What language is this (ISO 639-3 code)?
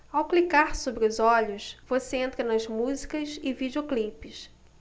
por